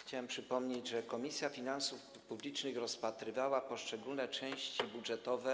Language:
Polish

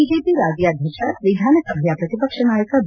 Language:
Kannada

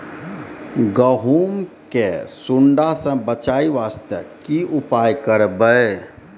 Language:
Maithili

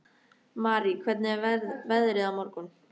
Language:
Icelandic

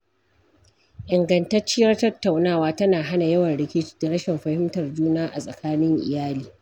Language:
Hausa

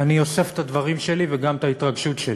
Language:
Hebrew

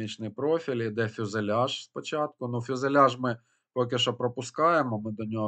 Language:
Ukrainian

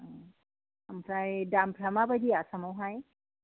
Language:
Bodo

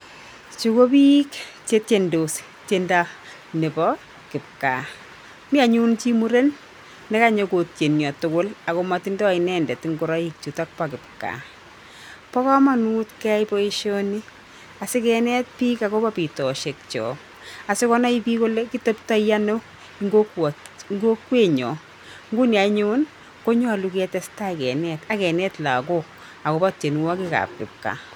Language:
Kalenjin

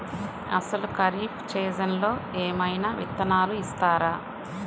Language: Telugu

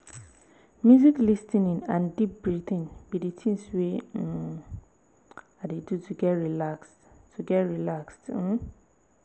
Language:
Nigerian Pidgin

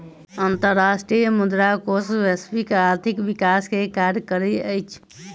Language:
Maithili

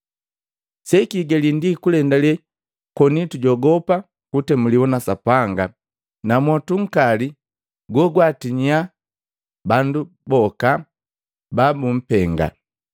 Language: Matengo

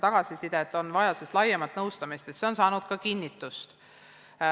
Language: Estonian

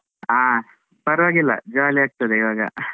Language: Kannada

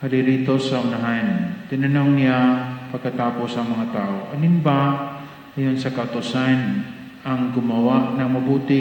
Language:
Filipino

